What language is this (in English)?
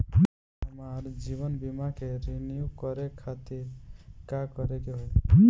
Bhojpuri